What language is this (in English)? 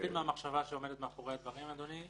Hebrew